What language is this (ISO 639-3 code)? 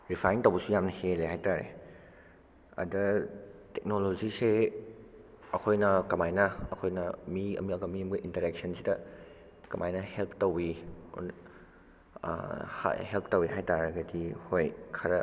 mni